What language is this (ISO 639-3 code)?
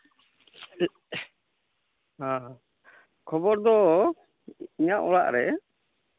sat